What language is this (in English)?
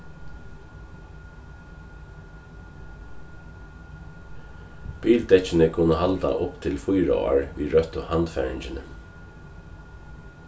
Faroese